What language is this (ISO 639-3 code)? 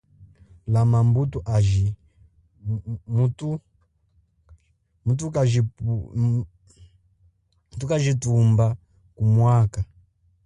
cjk